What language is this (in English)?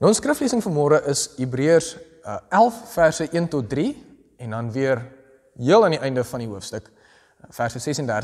Dutch